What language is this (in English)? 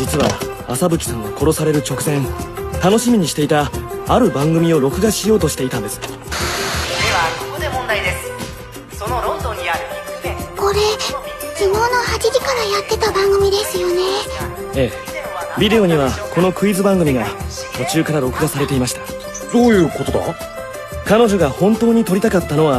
Japanese